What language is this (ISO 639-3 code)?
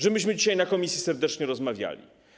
pol